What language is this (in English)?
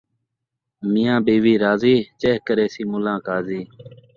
Saraiki